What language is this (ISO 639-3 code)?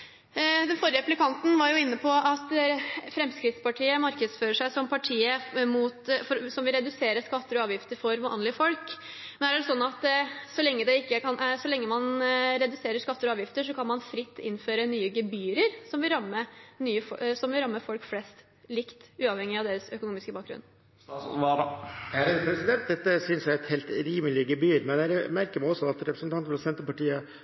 nob